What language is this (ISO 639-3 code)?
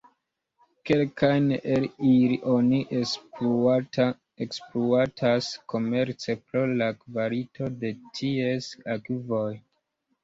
epo